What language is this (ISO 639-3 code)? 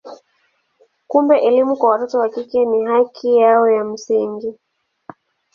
swa